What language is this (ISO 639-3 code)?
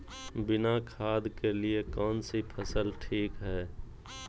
mag